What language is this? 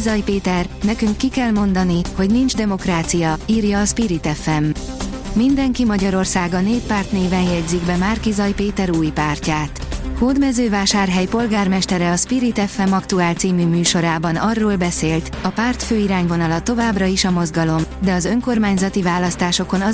Hungarian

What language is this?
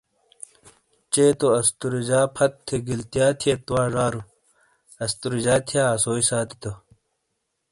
Shina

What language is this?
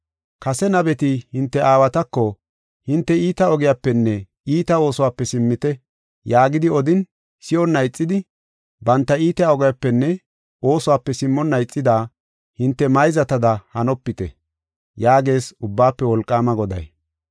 Gofa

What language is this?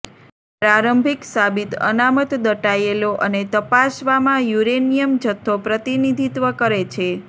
Gujarati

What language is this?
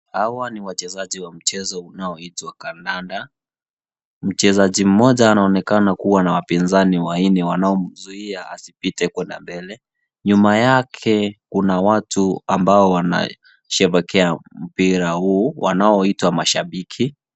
Swahili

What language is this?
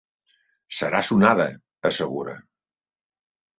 Catalan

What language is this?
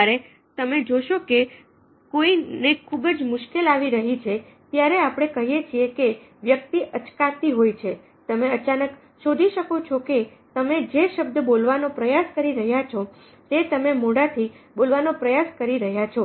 Gujarati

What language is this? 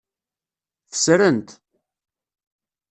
Kabyle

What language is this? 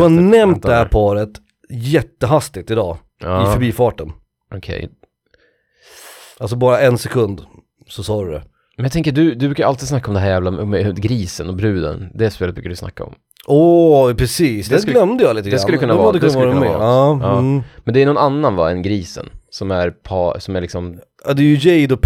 Swedish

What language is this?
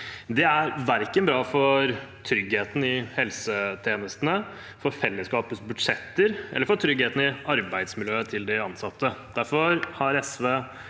Norwegian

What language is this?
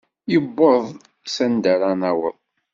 Kabyle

